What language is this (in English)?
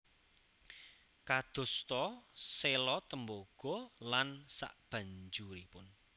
Javanese